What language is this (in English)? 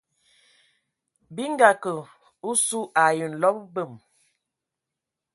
Ewondo